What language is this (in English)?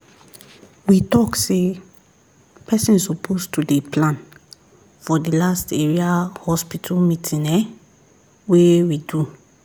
Nigerian Pidgin